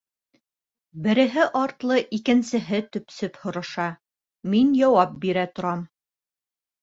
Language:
Bashkir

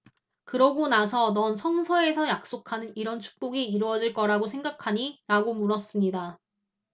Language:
Korean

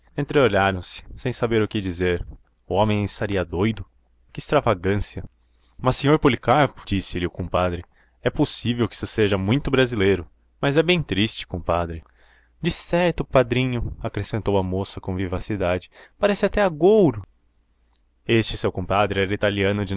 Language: Portuguese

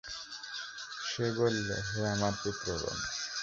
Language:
Bangla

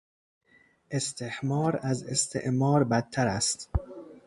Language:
Persian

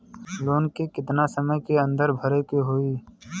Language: Bhojpuri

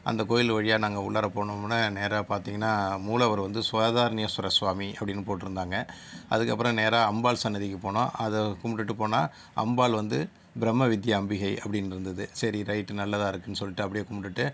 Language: Tamil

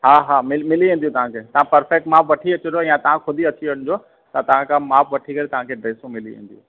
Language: Sindhi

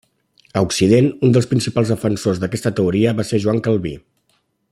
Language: Catalan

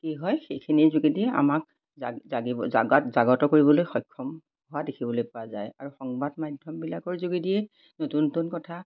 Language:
Assamese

